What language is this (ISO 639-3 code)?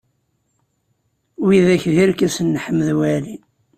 kab